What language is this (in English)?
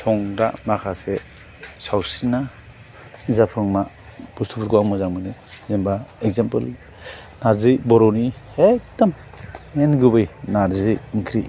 Bodo